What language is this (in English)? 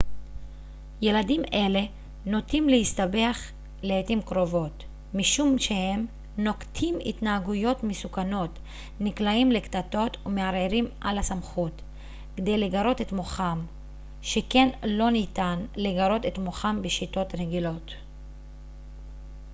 Hebrew